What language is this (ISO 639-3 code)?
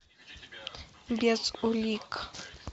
rus